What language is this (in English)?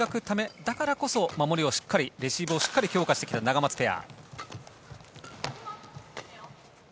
Japanese